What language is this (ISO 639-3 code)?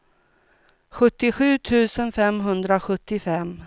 swe